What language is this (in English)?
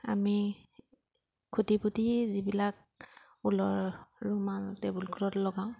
Assamese